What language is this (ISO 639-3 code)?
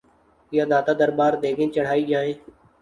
urd